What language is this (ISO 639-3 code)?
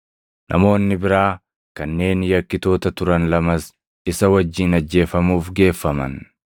orm